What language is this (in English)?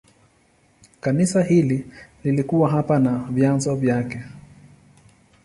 Swahili